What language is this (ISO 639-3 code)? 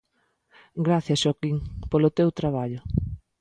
glg